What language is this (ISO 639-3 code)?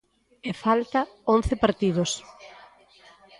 glg